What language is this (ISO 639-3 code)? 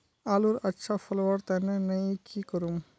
mag